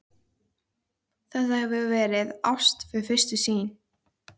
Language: Icelandic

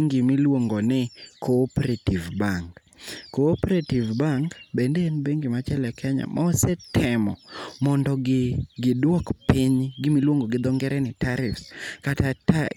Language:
Luo (Kenya and Tanzania)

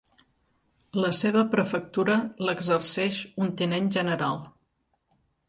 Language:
Catalan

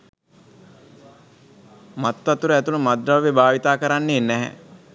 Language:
Sinhala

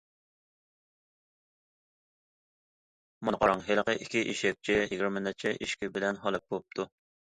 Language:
Uyghur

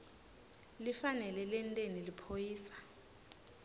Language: Swati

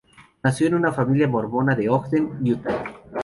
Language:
Spanish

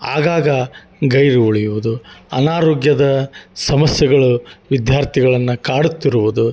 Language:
Kannada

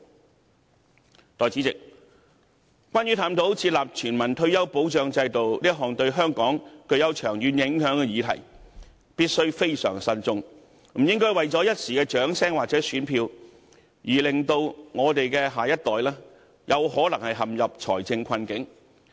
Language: Cantonese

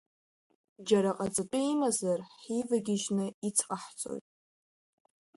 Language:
Abkhazian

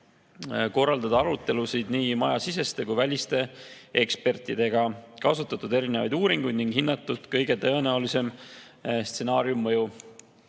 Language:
Estonian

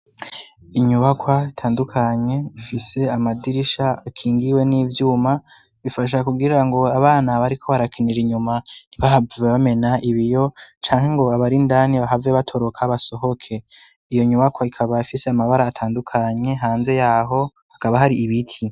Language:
Rundi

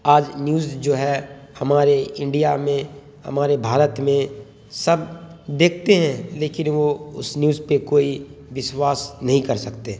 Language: Urdu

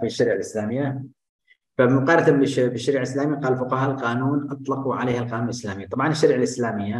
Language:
Arabic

